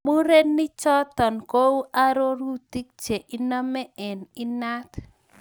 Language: Kalenjin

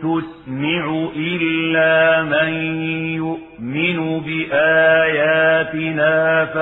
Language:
Arabic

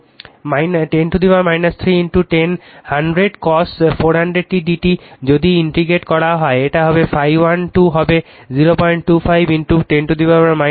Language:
Bangla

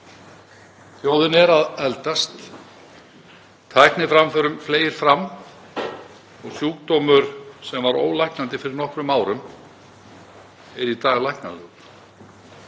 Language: Icelandic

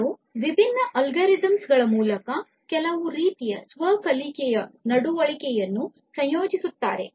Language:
Kannada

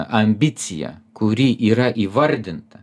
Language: Lithuanian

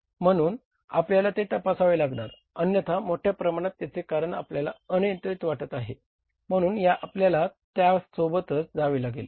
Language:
Marathi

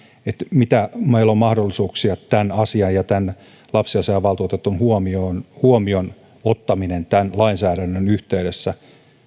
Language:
Finnish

